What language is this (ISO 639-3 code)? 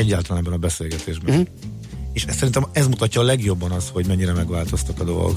hun